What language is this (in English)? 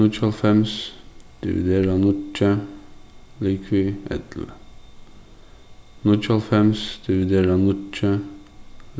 Faroese